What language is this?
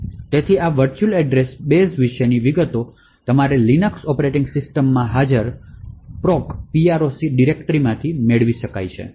Gujarati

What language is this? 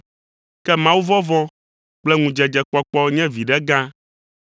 Ewe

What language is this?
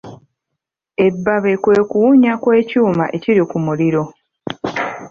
Ganda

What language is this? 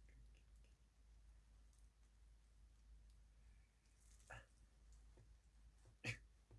Korean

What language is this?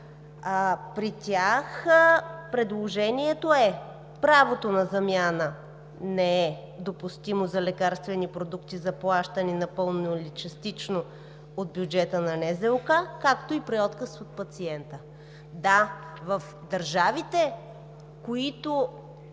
Bulgarian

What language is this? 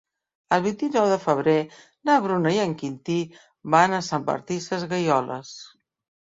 Catalan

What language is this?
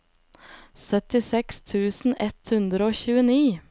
Norwegian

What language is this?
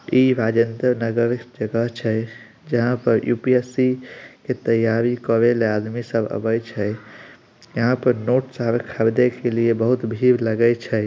Magahi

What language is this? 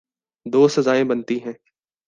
Urdu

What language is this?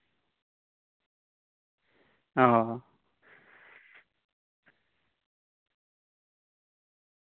Santali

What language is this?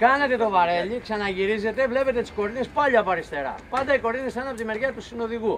Greek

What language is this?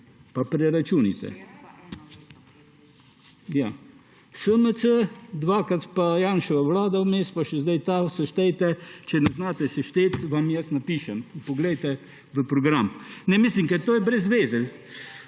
Slovenian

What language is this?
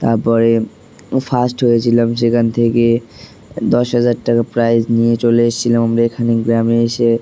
Bangla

